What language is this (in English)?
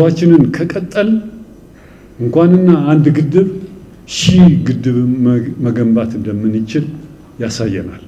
Arabic